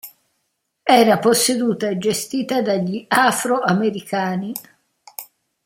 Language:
Italian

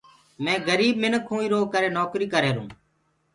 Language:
Gurgula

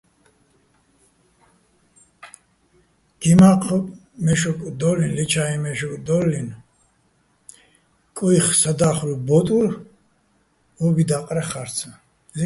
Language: Bats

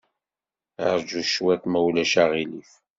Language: Kabyle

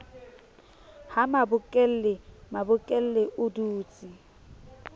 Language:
Southern Sotho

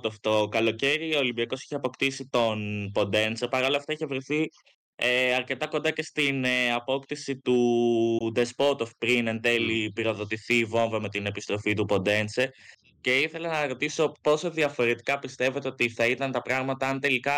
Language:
Greek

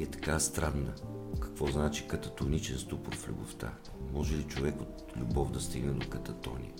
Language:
Bulgarian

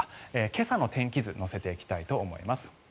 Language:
Japanese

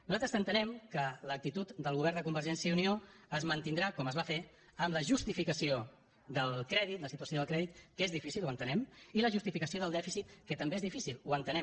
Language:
Catalan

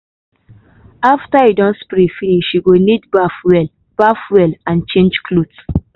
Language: Nigerian Pidgin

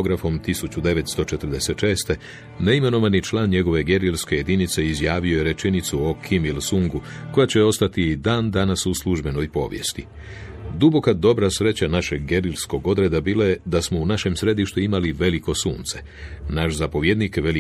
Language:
Croatian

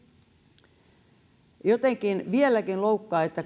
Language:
Finnish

